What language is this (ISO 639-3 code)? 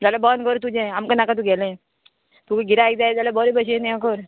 kok